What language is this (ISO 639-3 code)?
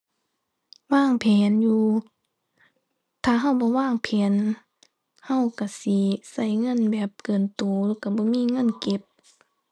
tha